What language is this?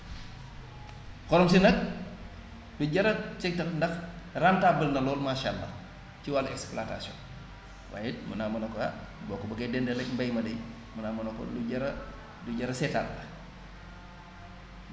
Wolof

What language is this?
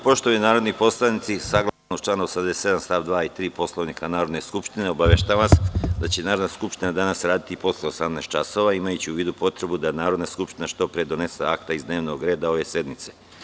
Serbian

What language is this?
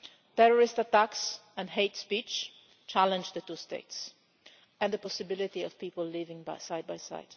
English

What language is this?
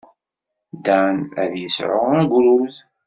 Kabyle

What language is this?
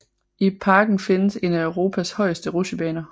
Danish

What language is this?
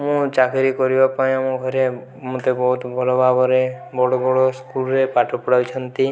Odia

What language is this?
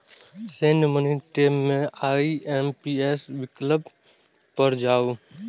Maithili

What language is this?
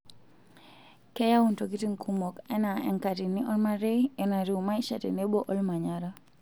Masai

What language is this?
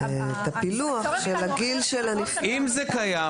Hebrew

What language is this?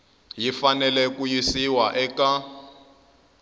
Tsonga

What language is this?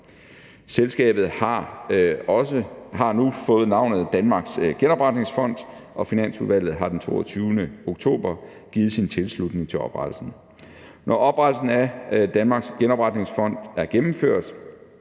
Danish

